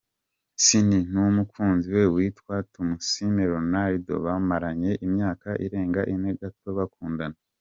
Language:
Kinyarwanda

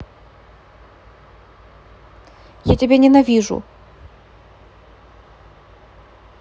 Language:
Russian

